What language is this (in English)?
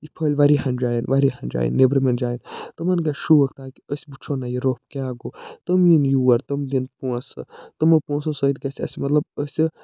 Kashmiri